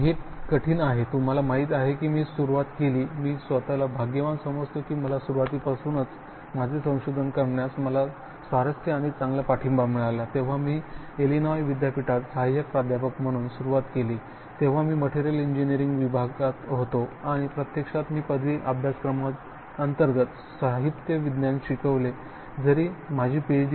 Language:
Marathi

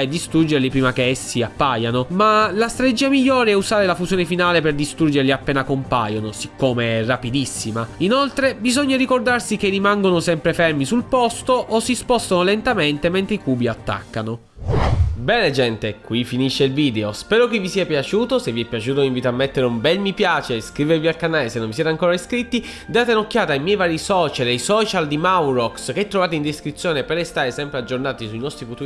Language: Italian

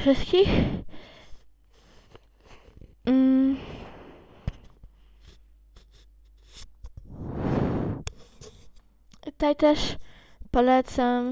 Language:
Polish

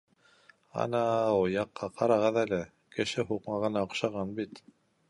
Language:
Bashkir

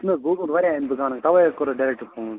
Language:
Kashmiri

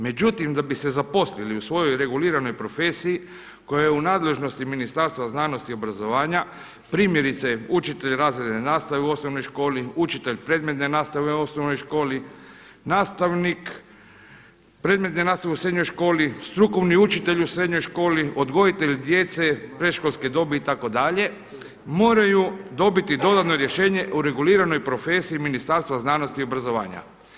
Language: Croatian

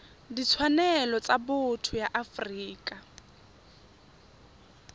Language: Tswana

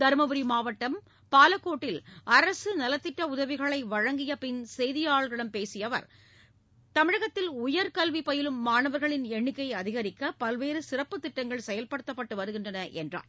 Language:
Tamil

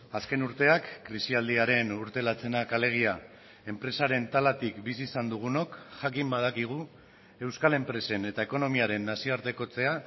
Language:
Basque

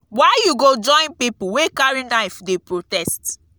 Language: Nigerian Pidgin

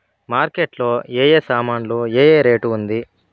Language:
Telugu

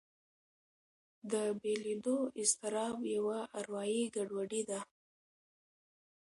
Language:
Pashto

